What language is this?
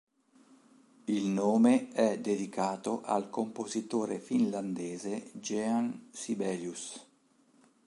Italian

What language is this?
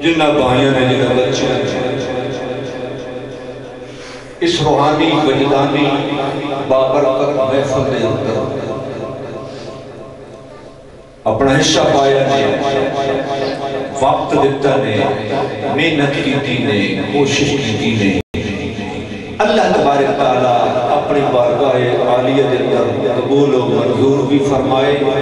Arabic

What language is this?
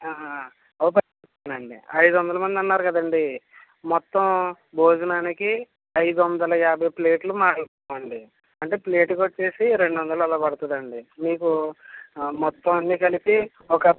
Telugu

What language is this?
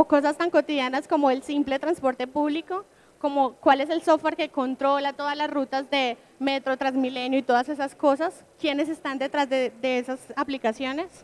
Spanish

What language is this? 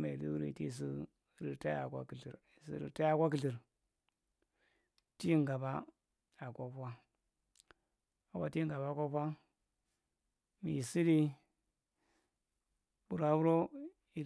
Marghi Central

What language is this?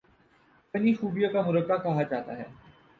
Urdu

